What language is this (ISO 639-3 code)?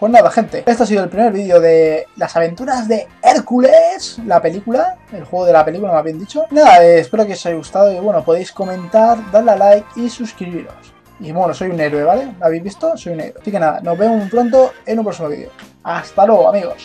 spa